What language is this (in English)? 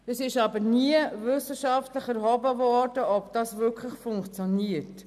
Swiss German